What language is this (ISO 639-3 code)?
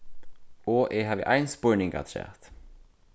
fao